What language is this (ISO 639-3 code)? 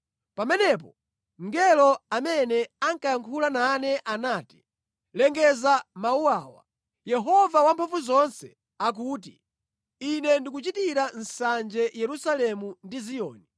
nya